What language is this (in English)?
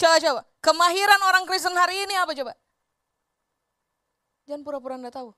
Indonesian